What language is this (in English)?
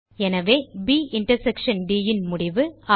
Tamil